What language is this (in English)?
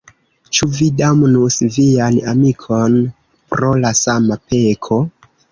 Esperanto